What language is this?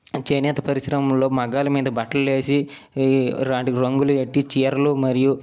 Telugu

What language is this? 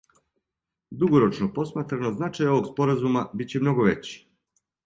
Serbian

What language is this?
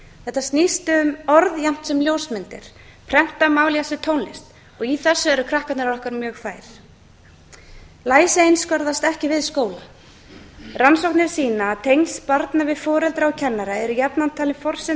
Icelandic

